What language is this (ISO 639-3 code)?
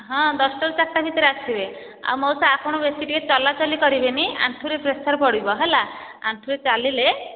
ori